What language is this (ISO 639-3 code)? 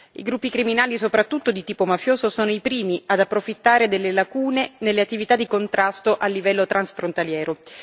ita